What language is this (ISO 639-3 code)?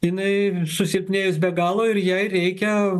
lit